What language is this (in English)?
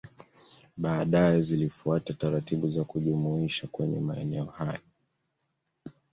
Swahili